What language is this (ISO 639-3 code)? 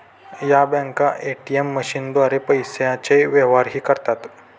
mar